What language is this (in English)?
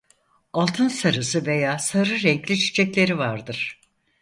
Turkish